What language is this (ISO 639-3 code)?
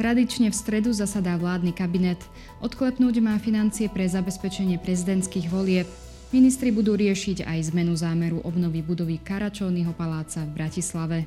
slk